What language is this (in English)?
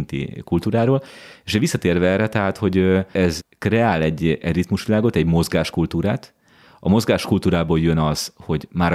Hungarian